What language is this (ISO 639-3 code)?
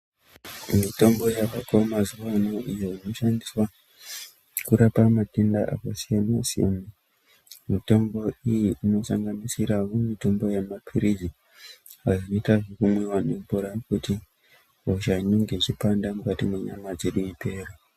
ndc